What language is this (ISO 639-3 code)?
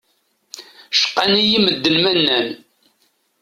kab